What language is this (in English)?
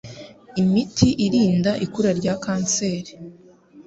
Kinyarwanda